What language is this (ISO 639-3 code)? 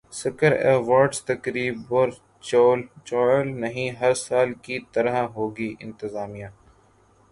urd